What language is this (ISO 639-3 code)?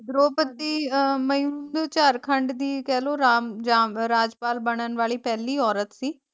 pan